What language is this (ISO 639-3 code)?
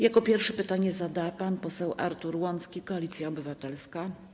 pol